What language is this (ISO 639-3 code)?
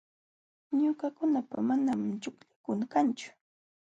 qxw